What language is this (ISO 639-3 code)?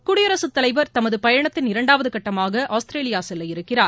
tam